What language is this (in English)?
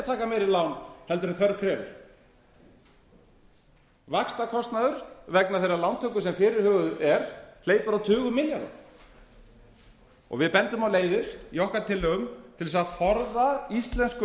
Icelandic